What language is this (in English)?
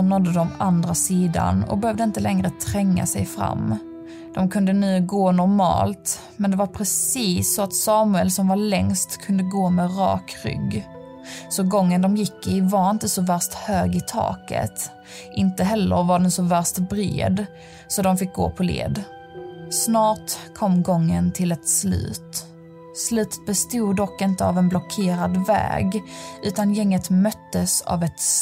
Swedish